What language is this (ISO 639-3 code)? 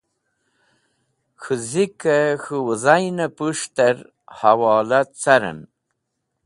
wbl